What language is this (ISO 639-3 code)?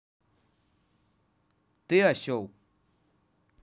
rus